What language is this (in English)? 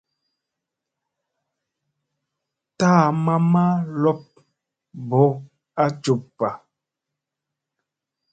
Musey